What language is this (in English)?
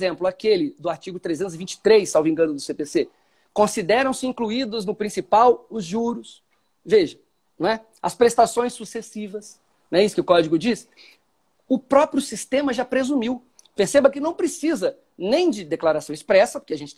Portuguese